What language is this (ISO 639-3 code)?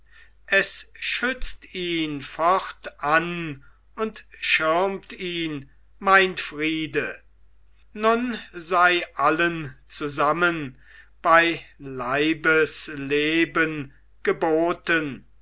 deu